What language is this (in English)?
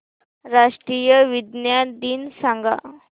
Marathi